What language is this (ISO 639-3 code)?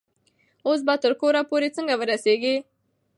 pus